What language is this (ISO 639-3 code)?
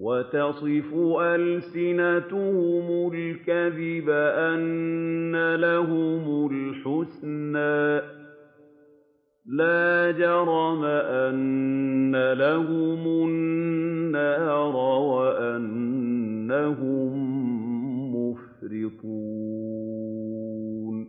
ara